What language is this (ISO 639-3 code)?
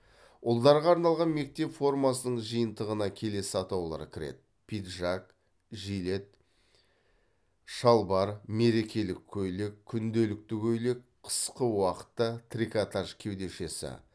kaz